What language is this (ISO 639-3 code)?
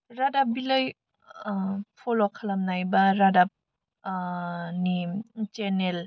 brx